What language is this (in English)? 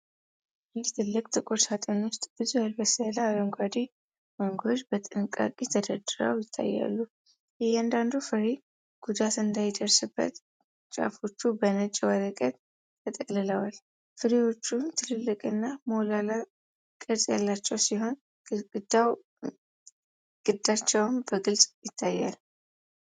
Amharic